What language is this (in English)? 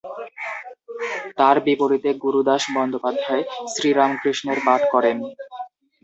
Bangla